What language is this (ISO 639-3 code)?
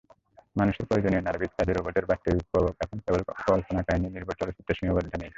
ben